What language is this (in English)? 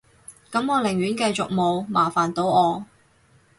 Cantonese